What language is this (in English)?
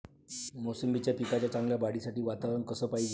Marathi